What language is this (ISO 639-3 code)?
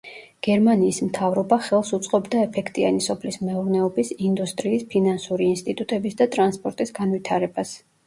kat